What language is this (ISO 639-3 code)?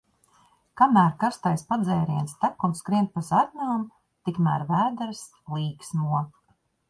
lav